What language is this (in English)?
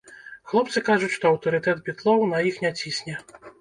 Belarusian